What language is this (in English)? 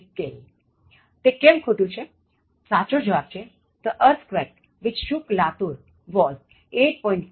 Gujarati